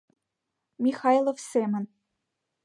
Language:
Mari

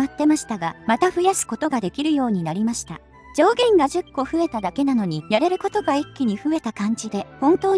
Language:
Japanese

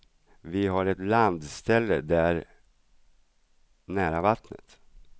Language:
Swedish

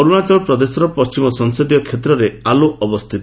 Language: Odia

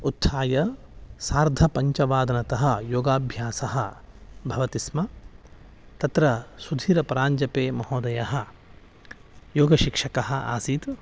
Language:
Sanskrit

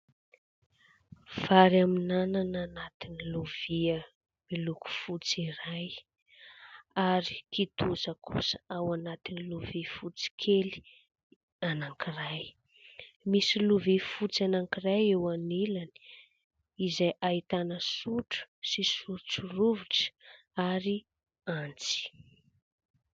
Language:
Malagasy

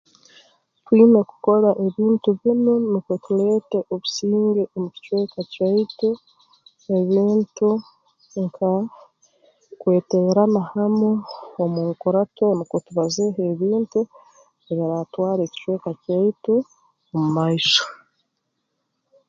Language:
Tooro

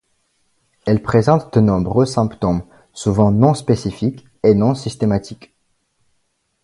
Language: French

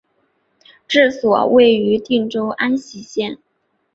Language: Chinese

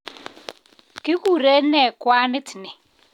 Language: Kalenjin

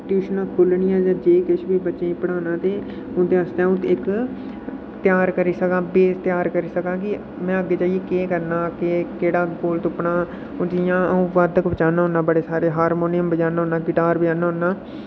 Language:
Dogri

